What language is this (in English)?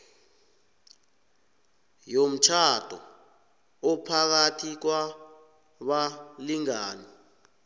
South Ndebele